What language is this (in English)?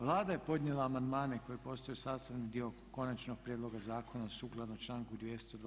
Croatian